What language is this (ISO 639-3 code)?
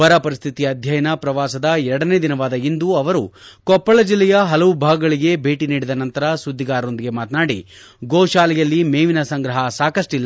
kan